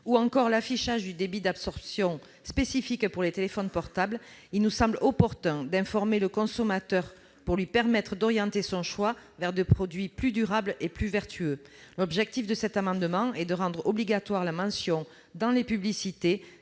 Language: French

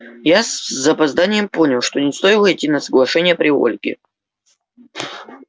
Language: Russian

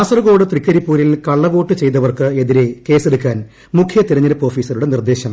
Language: Malayalam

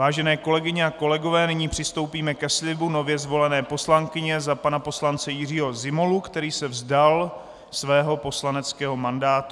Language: Czech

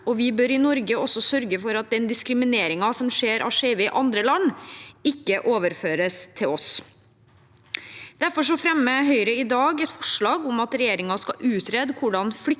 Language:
Norwegian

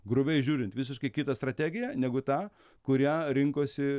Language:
Lithuanian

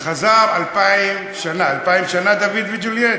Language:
Hebrew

